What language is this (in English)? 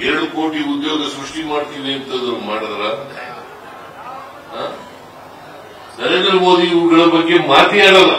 Kannada